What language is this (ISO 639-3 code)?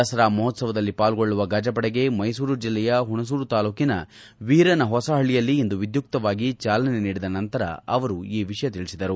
kan